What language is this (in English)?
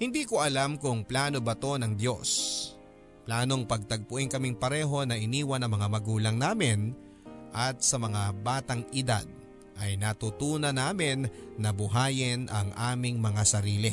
Filipino